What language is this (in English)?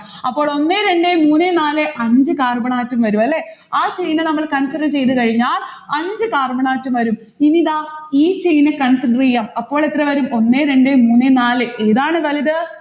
Malayalam